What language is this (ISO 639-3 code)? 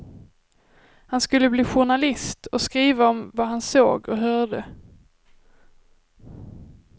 swe